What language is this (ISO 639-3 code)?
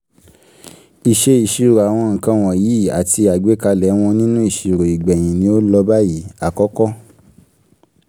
yor